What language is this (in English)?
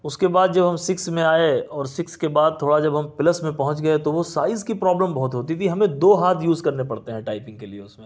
Urdu